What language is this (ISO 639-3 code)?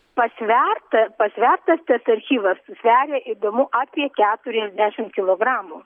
lit